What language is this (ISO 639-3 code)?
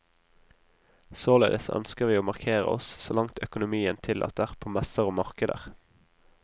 nor